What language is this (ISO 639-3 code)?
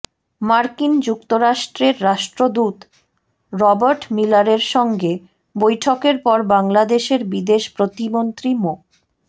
ben